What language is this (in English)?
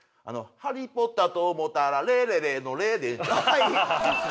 Japanese